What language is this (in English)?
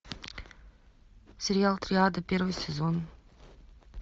Russian